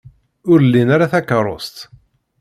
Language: Kabyle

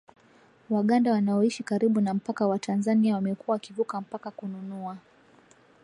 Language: Swahili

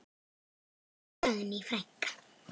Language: Icelandic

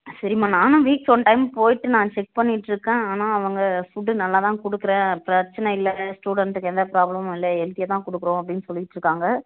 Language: Tamil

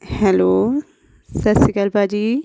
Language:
Punjabi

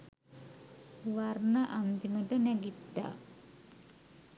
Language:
Sinhala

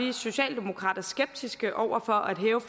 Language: Danish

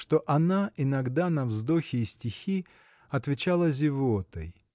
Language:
Russian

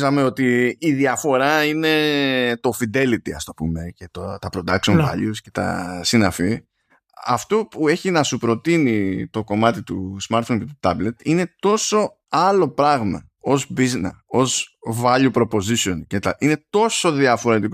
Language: Greek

